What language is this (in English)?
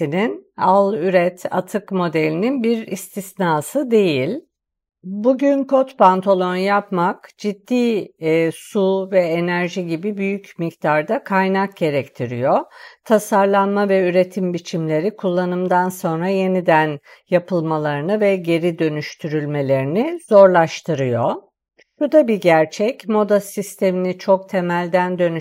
Turkish